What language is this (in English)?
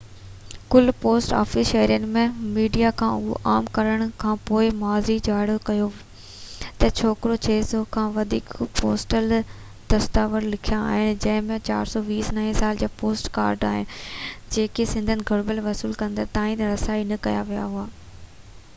Sindhi